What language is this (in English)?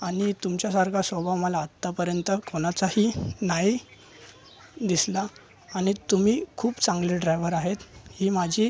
Marathi